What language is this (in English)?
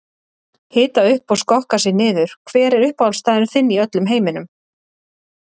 Icelandic